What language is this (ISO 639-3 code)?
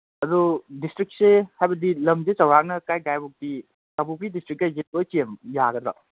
mni